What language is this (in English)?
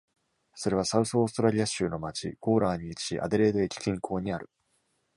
Japanese